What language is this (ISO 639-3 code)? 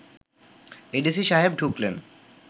ben